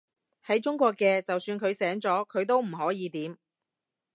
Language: Cantonese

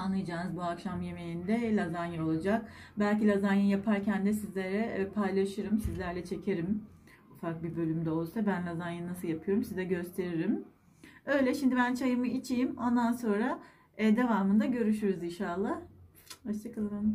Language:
Turkish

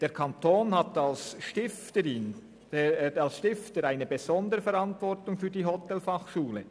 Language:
Swiss German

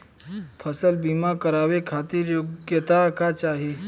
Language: Bhojpuri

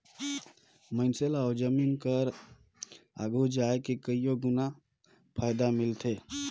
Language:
Chhattisgarhi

